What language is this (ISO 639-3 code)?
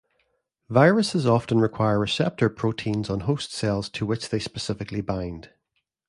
eng